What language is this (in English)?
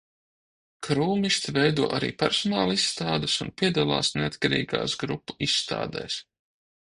Latvian